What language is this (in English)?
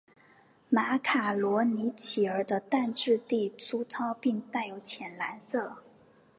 Chinese